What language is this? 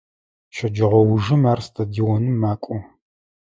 Adyghe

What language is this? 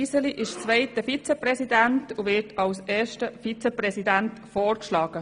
Swiss German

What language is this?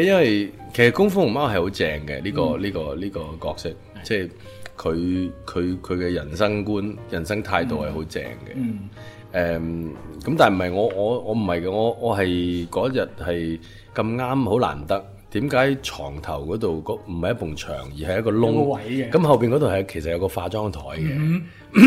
Chinese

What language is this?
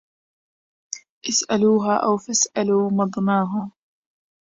Arabic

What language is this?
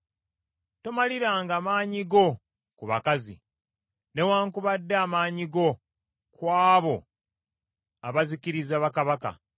Ganda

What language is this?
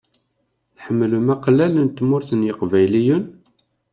Kabyle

